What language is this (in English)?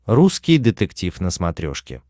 Russian